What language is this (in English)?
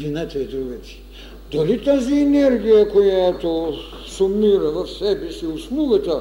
Bulgarian